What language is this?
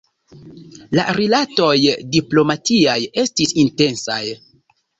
Esperanto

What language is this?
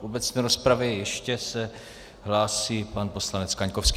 Czech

